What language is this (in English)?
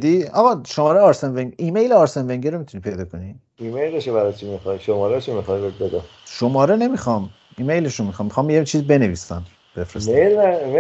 Persian